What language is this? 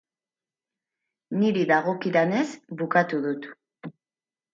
Basque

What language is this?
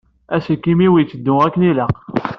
Kabyle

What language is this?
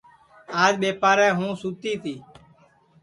Sansi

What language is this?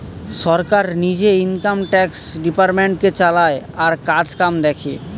Bangla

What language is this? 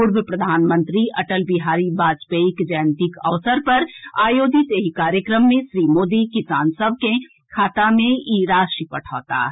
Maithili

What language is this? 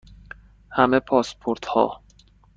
Persian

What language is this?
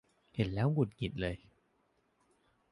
Thai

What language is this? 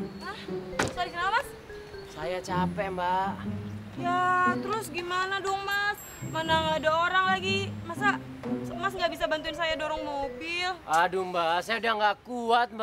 Indonesian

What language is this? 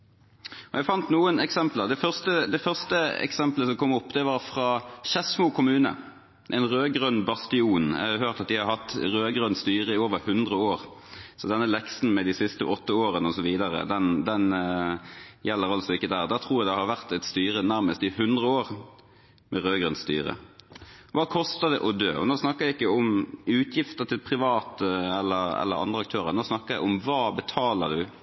Norwegian Bokmål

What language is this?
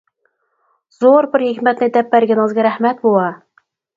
Uyghur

